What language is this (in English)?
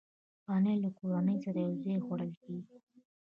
Pashto